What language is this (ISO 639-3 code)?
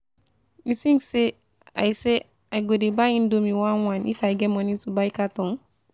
pcm